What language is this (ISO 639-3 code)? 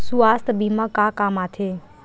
hne